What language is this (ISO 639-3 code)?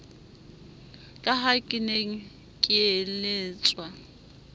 sot